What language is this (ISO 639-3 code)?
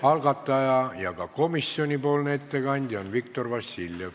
est